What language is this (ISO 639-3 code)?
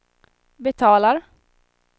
swe